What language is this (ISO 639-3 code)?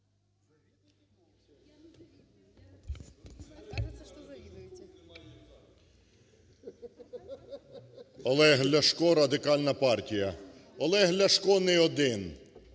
ukr